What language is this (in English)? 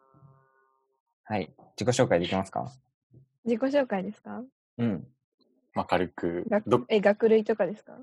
Japanese